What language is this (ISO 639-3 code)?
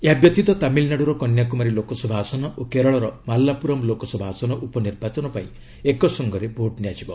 ori